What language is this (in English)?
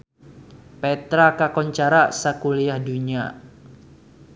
Sundanese